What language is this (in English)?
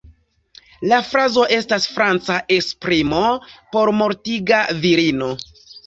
Esperanto